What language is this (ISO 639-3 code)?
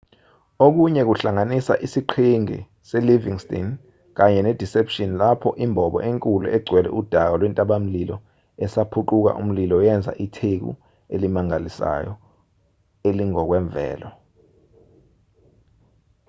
zul